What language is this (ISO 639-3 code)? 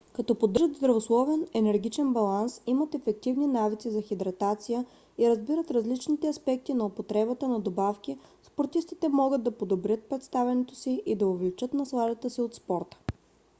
bul